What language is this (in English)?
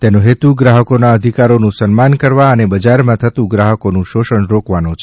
Gujarati